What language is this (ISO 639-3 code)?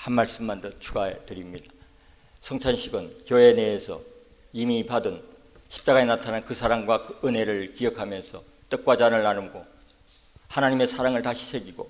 kor